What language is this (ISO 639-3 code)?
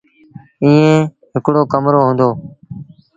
sbn